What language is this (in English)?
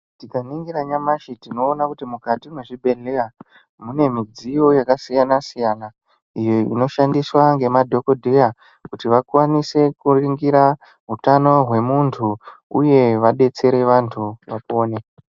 Ndau